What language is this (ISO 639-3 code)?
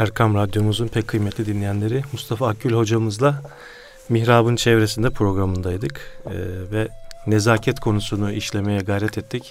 tur